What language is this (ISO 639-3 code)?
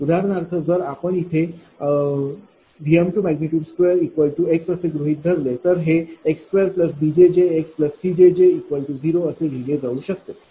mar